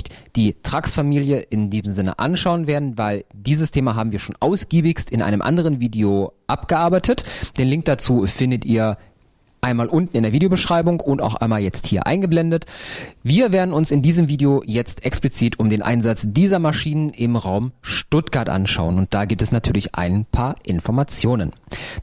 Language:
German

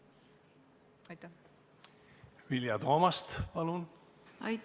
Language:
Estonian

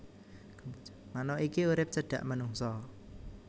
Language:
Javanese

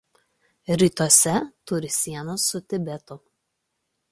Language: Lithuanian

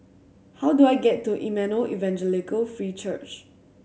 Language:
English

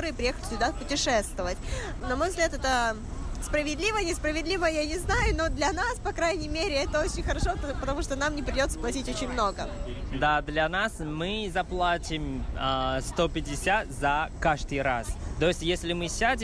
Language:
Russian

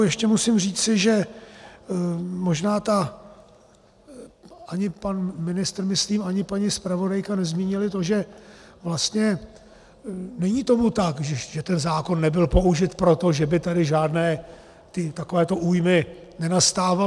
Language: Czech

